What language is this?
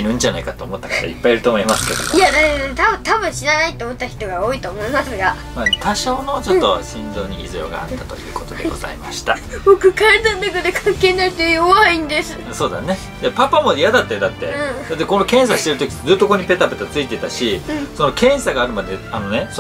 Japanese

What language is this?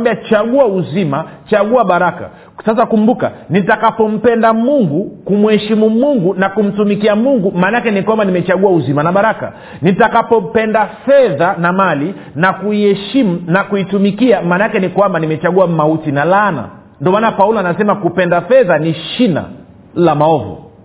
Swahili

